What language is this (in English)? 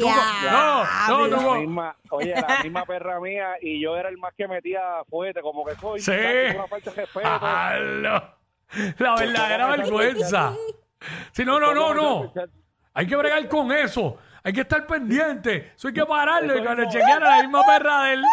Spanish